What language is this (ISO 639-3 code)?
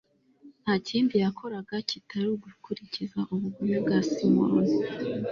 kin